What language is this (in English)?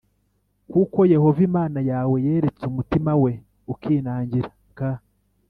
Kinyarwanda